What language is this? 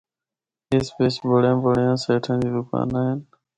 Northern Hindko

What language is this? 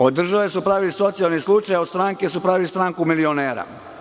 Serbian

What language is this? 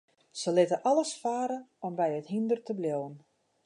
Western Frisian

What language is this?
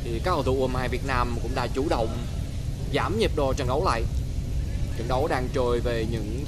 Vietnamese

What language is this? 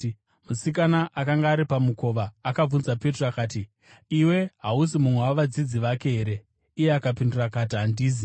Shona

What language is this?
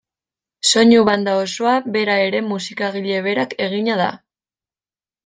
Basque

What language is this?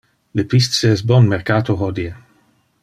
Interlingua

